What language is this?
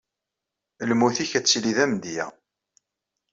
Kabyle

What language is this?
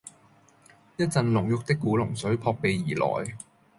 Cantonese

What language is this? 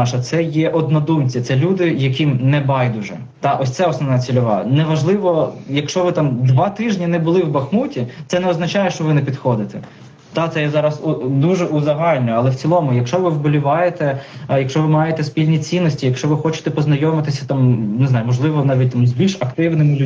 Ukrainian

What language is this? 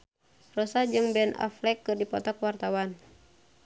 Sundanese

